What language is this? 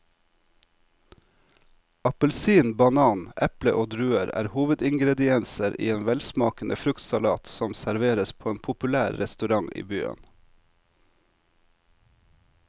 Norwegian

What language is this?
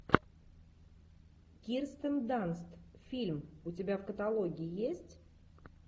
Russian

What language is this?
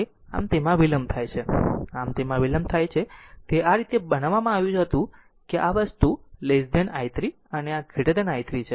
Gujarati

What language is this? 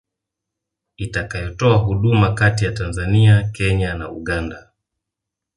Swahili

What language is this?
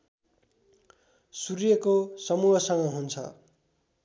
Nepali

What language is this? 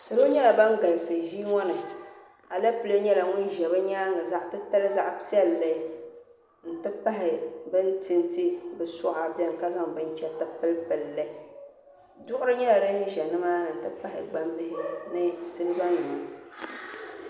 Dagbani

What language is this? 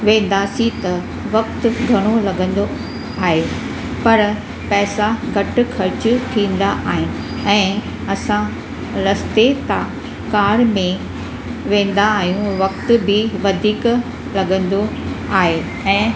Sindhi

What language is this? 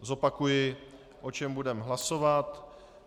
Czech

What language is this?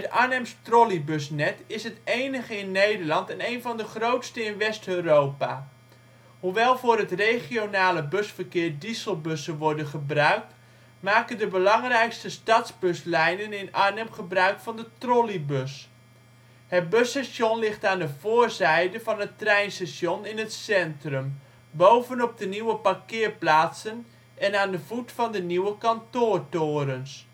Dutch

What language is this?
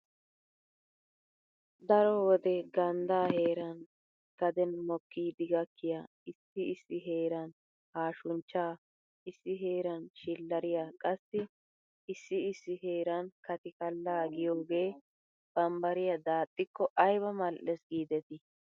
Wolaytta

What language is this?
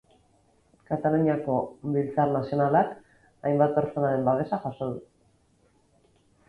Basque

